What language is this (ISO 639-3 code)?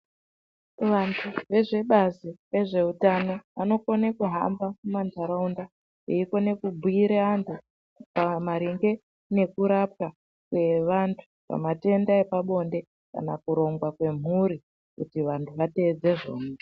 ndc